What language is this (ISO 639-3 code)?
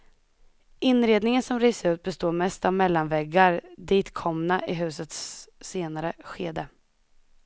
swe